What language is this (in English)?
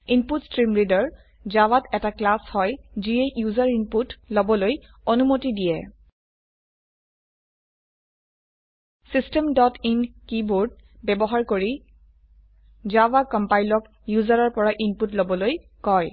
Assamese